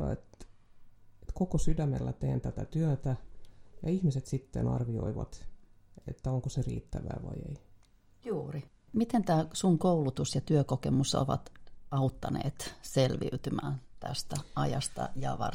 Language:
Finnish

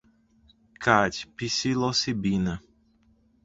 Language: Portuguese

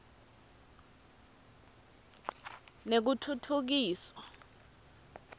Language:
Swati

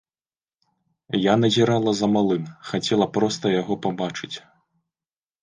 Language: Belarusian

